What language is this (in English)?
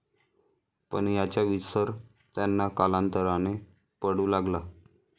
Marathi